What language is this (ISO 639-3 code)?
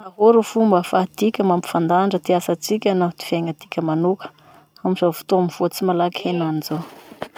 msh